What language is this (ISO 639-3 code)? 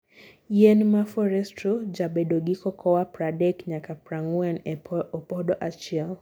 luo